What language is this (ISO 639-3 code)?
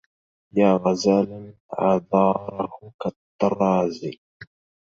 ara